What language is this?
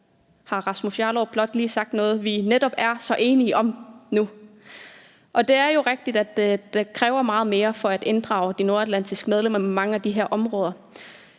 Danish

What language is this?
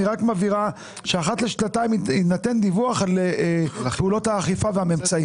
Hebrew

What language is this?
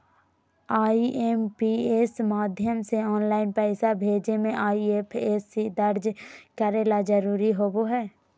Magahi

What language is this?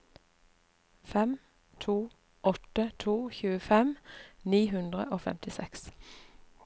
Norwegian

